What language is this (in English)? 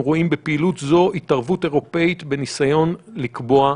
Hebrew